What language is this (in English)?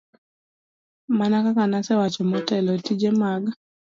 Luo (Kenya and Tanzania)